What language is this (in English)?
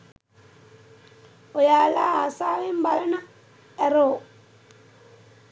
Sinhala